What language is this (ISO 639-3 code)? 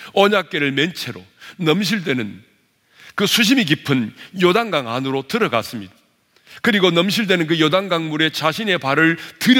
kor